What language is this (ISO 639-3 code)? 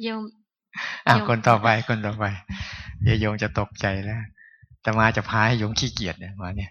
tha